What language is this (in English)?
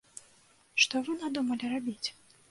Belarusian